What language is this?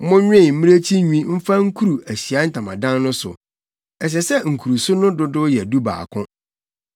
Akan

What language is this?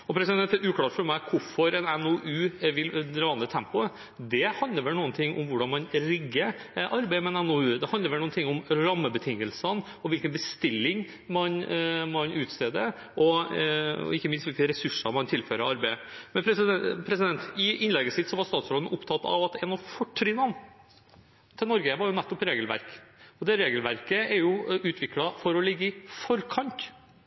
Norwegian Bokmål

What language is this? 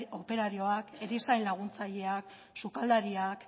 Basque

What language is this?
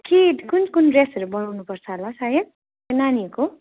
Nepali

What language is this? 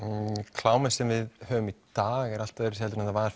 Icelandic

